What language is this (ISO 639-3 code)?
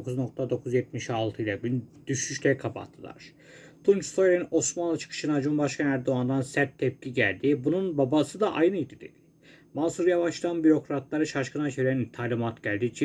tur